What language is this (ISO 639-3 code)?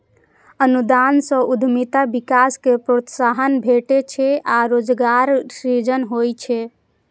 mai